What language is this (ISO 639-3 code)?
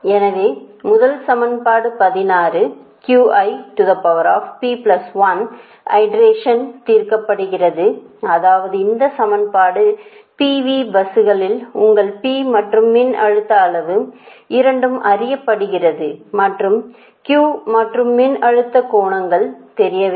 tam